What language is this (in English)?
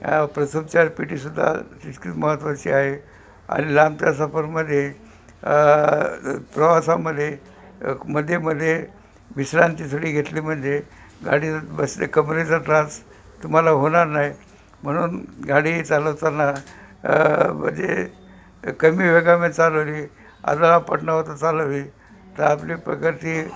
Marathi